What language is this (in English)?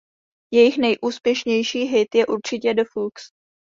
Czech